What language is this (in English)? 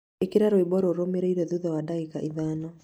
Kikuyu